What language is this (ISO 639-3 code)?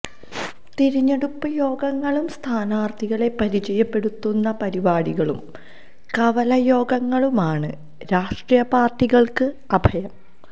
mal